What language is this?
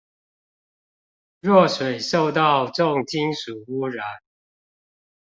Chinese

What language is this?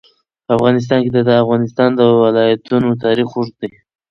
Pashto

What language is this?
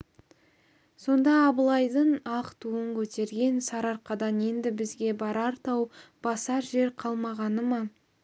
Kazakh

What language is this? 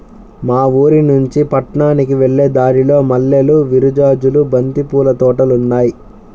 Telugu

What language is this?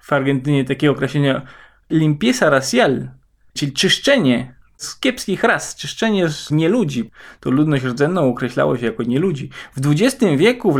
Polish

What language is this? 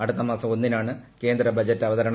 Malayalam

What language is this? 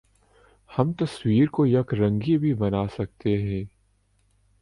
Urdu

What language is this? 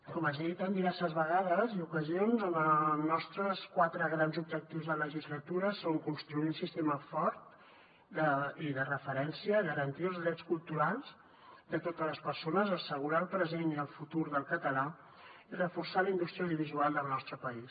Catalan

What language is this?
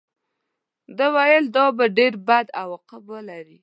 Pashto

